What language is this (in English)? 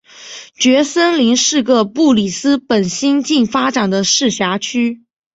Chinese